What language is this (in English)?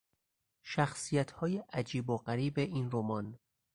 Persian